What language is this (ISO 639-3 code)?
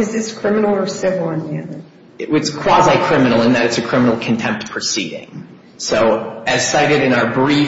eng